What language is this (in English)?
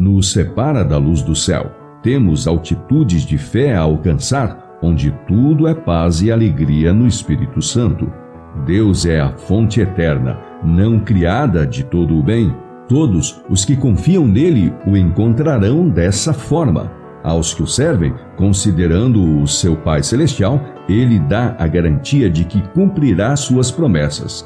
Portuguese